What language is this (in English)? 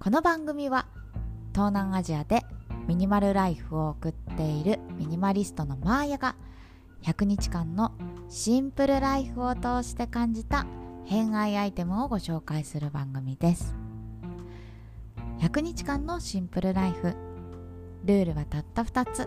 Japanese